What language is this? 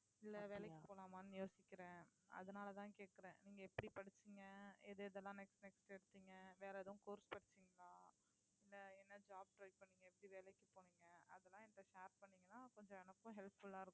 Tamil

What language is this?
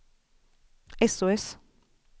Swedish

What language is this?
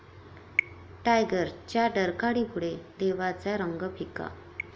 Marathi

